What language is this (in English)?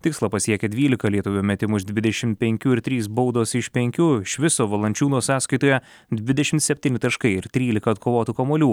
Lithuanian